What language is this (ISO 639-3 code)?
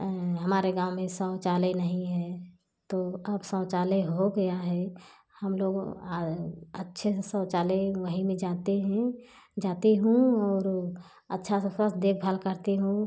hin